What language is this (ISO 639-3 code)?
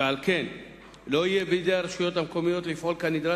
heb